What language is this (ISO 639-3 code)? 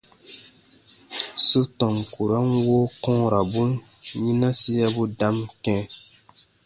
bba